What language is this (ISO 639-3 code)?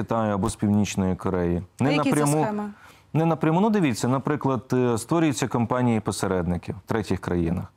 ukr